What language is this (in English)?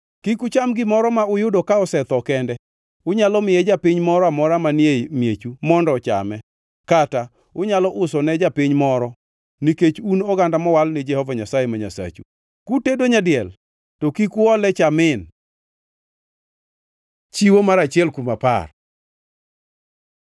Luo (Kenya and Tanzania)